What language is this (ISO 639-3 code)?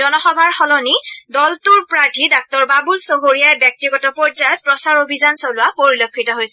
asm